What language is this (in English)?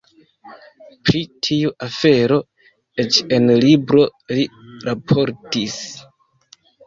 Esperanto